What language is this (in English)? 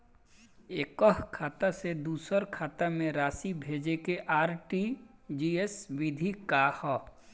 Bhojpuri